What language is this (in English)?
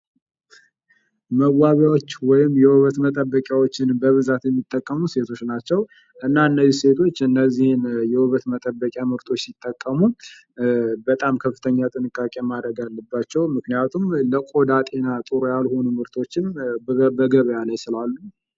Amharic